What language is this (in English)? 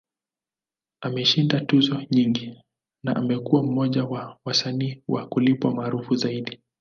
Swahili